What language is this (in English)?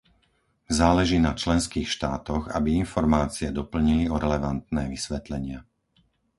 Slovak